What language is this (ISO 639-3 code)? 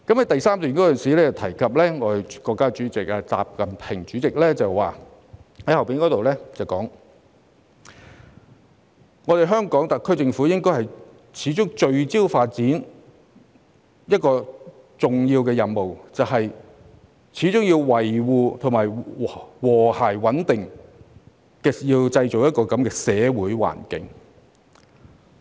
yue